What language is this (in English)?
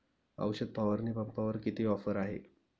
Marathi